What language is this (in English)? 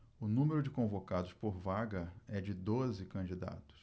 Portuguese